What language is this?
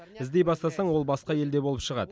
Kazakh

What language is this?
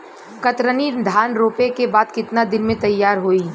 Bhojpuri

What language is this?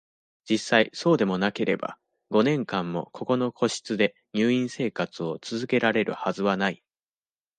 Japanese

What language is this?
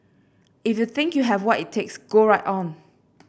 English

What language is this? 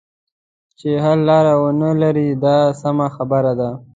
Pashto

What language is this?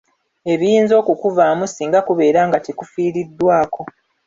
Ganda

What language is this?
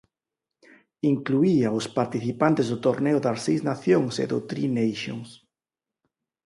Galician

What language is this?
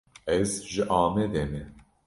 Kurdish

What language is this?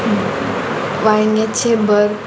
Konkani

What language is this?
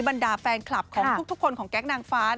Thai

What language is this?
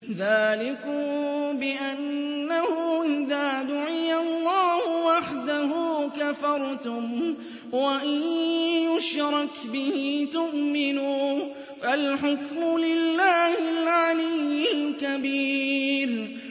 Arabic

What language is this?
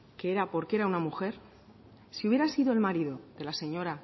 Spanish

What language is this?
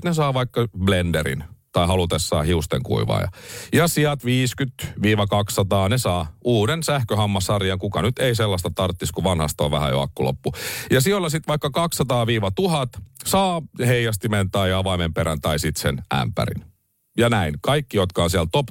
Finnish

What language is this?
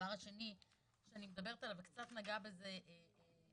Hebrew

